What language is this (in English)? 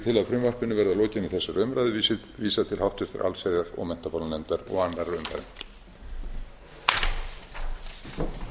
Icelandic